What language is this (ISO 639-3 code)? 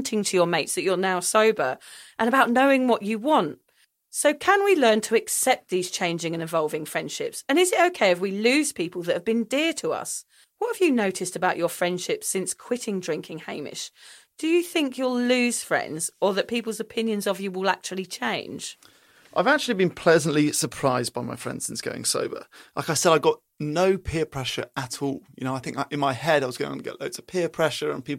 eng